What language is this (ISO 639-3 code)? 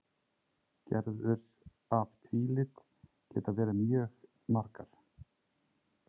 isl